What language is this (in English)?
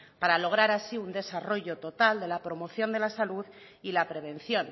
Spanish